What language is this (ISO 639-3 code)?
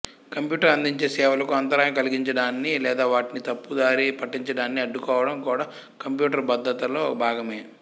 tel